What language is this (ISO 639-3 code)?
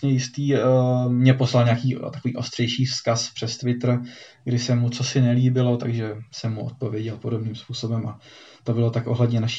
ces